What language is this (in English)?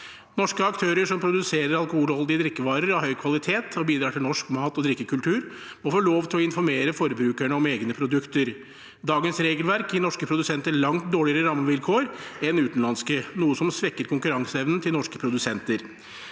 Norwegian